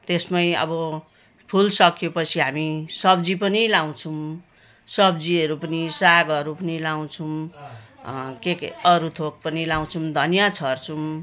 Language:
Nepali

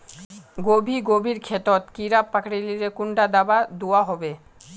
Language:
Magahi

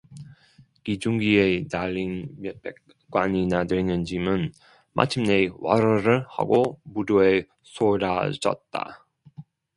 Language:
Korean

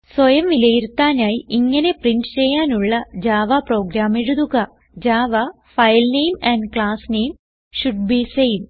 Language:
Malayalam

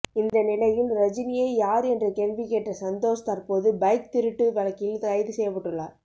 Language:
Tamil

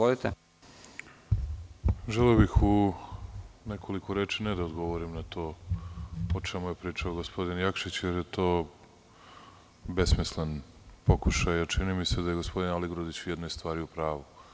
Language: Serbian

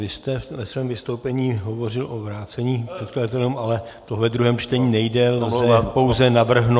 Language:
Czech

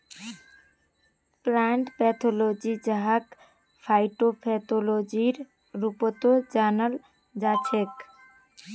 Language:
Magahi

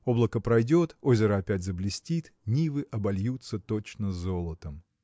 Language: Russian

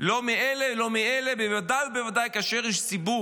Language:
Hebrew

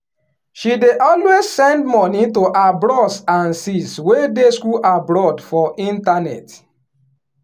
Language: Nigerian Pidgin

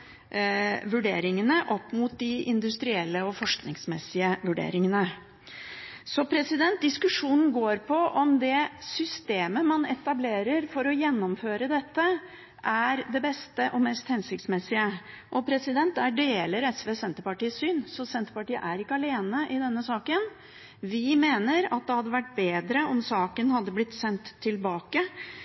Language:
Norwegian Bokmål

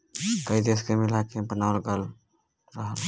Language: Bhojpuri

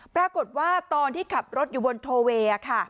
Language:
Thai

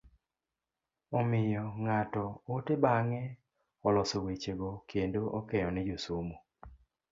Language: Luo (Kenya and Tanzania)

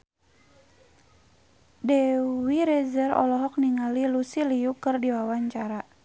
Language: Sundanese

